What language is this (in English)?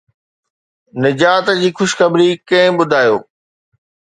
Sindhi